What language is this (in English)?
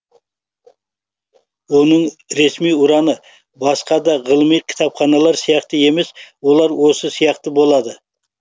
Kazakh